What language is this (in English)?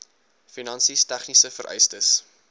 Afrikaans